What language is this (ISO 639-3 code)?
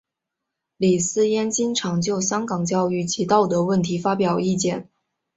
zho